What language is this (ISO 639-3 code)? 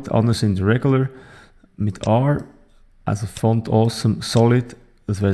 deu